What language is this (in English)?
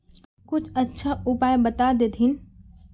Magahi